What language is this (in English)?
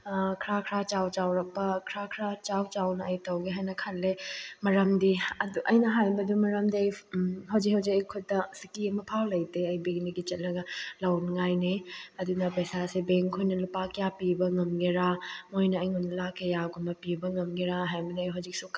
Manipuri